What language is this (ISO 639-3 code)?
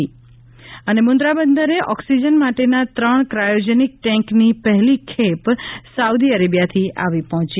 guj